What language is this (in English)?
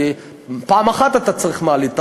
Hebrew